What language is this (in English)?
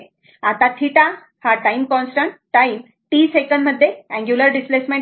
Marathi